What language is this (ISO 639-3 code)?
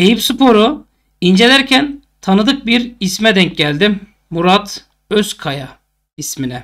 tur